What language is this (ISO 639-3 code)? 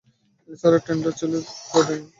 ben